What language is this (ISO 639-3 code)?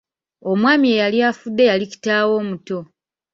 lug